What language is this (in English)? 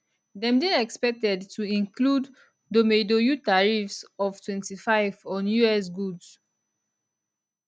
Nigerian Pidgin